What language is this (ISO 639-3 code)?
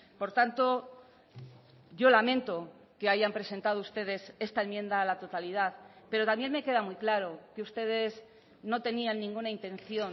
spa